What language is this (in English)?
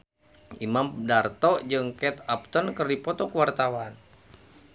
Sundanese